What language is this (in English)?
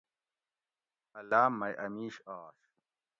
Gawri